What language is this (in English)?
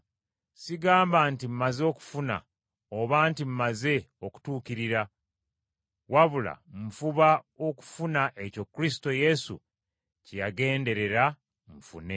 Ganda